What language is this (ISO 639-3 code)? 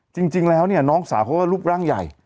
tha